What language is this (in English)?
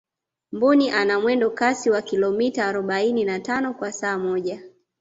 Swahili